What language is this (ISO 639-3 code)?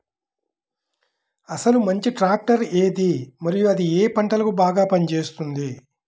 tel